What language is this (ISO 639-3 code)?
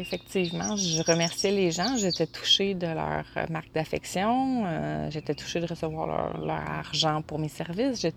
fra